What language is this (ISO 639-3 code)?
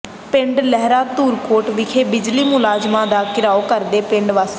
pan